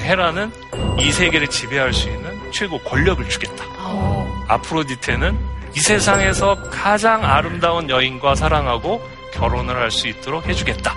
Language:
Korean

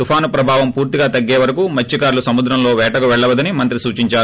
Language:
Telugu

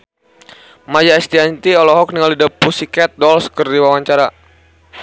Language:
Sundanese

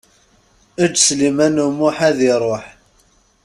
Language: Kabyle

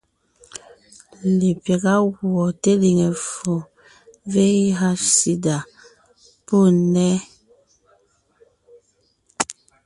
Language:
Ngiemboon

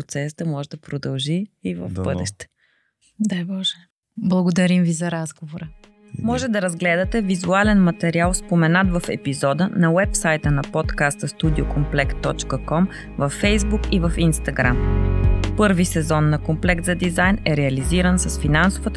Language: Bulgarian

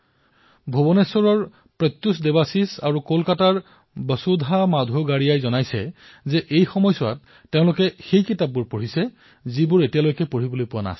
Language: Assamese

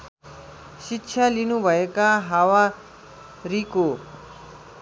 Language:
Nepali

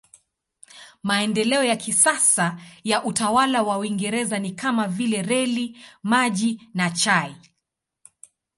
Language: Swahili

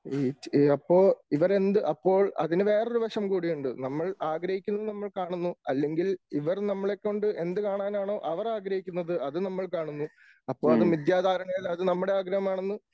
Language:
Malayalam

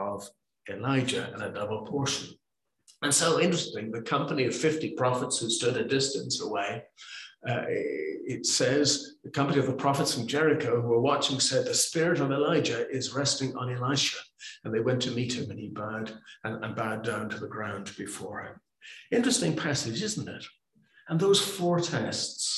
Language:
English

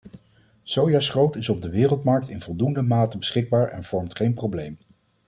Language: Dutch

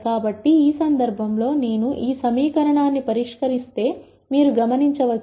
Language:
Telugu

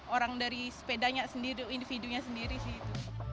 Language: Indonesian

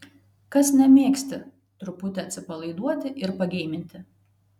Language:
Lithuanian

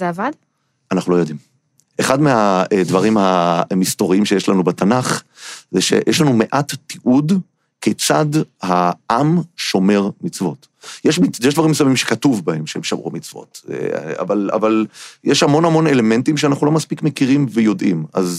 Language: Hebrew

